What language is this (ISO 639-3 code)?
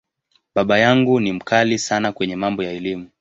swa